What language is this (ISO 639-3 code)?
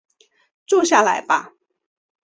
zho